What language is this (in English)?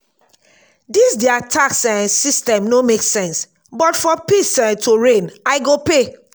Nigerian Pidgin